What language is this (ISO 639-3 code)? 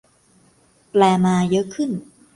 tha